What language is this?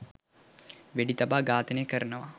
Sinhala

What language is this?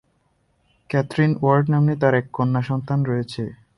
Bangla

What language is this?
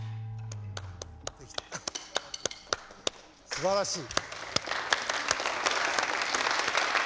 Japanese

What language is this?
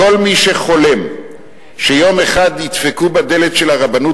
Hebrew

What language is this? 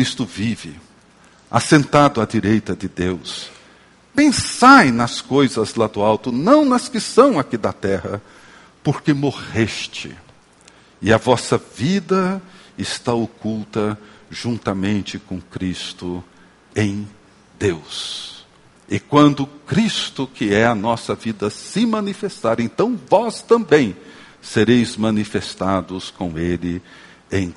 Portuguese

